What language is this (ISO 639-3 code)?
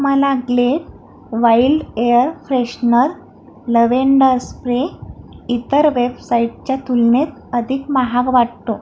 mar